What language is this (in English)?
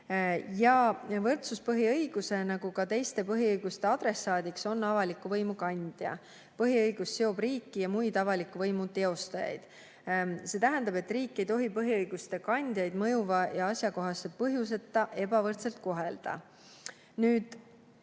Estonian